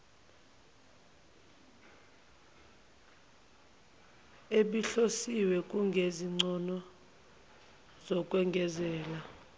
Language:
Zulu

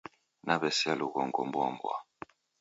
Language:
Taita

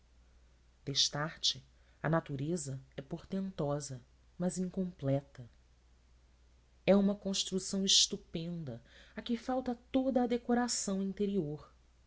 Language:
Portuguese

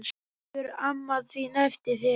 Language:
Icelandic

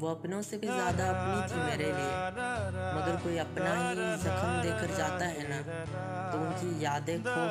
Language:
Hindi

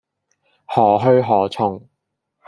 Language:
Cantonese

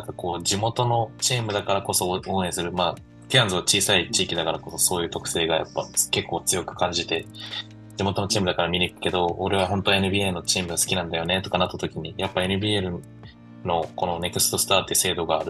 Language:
Japanese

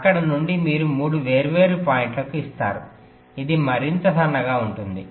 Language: Telugu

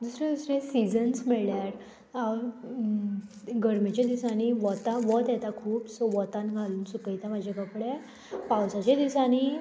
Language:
Konkani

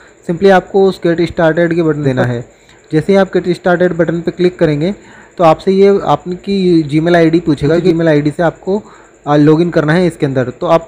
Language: Hindi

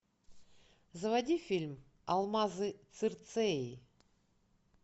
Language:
Russian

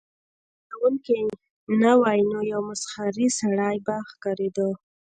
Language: Pashto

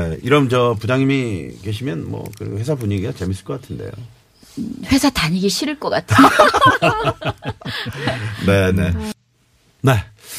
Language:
Korean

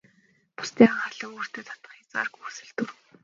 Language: Mongolian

